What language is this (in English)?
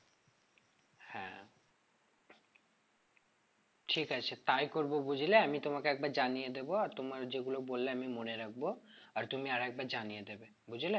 Bangla